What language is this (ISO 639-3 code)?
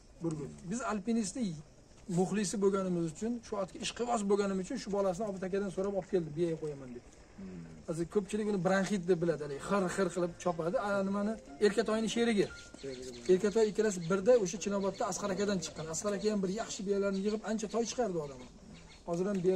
tur